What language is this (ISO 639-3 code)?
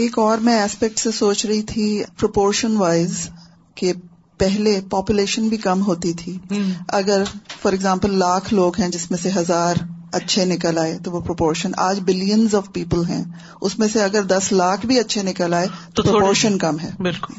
urd